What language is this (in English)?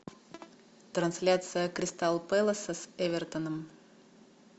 Russian